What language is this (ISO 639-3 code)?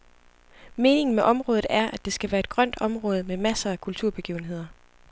dan